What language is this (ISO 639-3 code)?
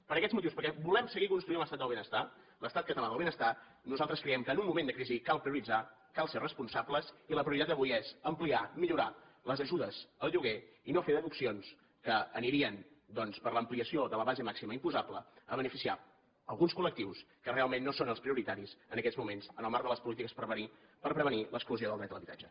cat